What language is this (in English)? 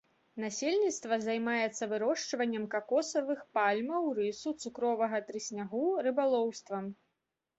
Belarusian